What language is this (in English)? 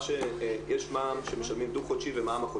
Hebrew